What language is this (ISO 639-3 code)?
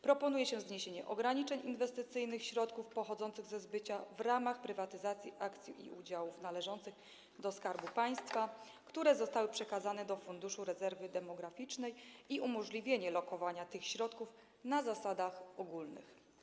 pol